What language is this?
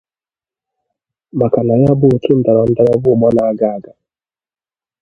Igbo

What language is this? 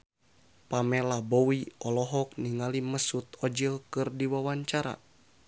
Sundanese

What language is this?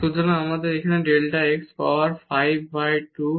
Bangla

